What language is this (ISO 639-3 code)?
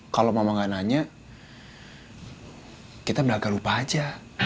ind